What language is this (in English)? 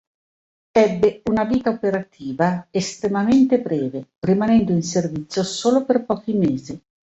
Italian